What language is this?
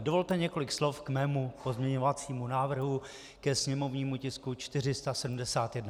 Czech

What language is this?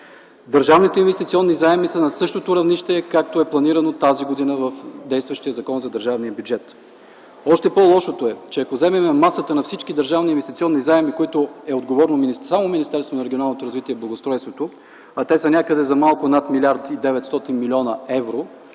Bulgarian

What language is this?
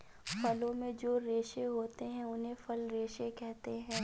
Hindi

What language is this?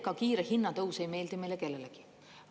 Estonian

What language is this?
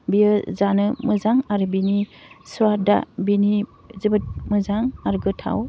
Bodo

